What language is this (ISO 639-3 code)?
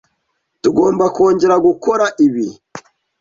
kin